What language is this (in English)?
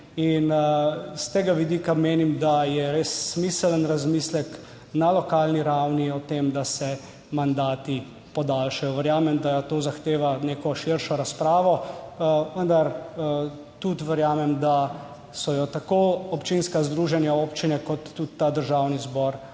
Slovenian